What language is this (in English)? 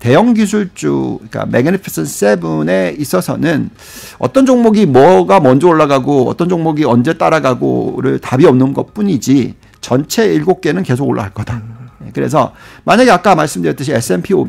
Korean